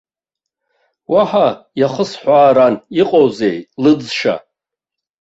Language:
Abkhazian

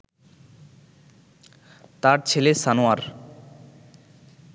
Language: Bangla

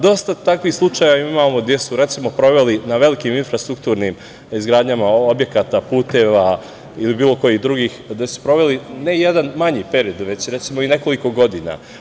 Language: Serbian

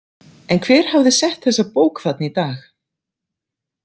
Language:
Icelandic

